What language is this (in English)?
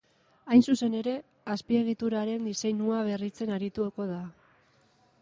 Basque